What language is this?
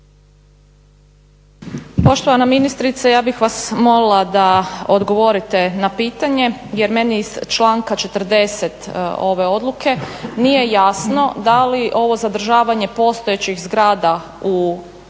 Croatian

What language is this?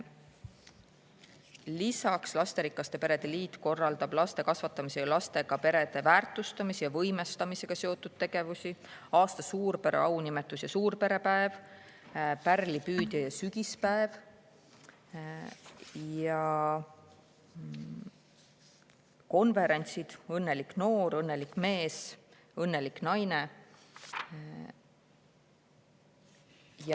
Estonian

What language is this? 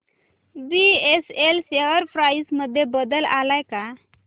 Marathi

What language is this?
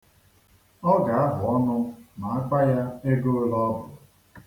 Igbo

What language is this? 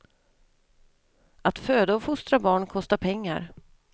Swedish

